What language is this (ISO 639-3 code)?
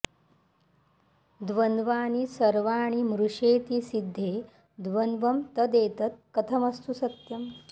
san